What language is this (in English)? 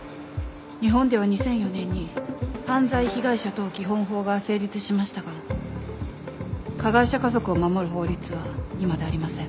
Japanese